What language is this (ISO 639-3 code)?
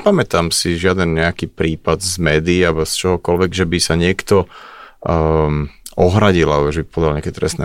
slk